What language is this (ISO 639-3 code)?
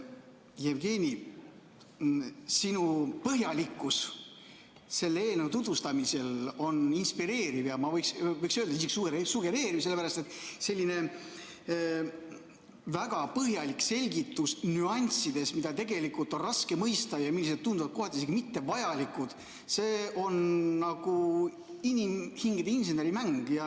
est